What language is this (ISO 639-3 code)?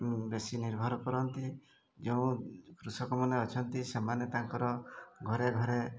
ori